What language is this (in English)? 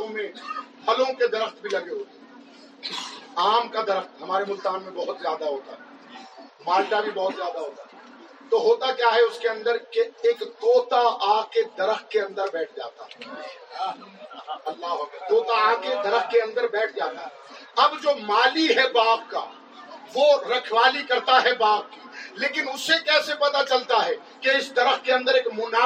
Urdu